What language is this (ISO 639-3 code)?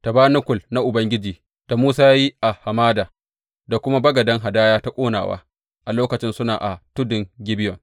hau